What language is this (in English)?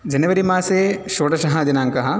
Sanskrit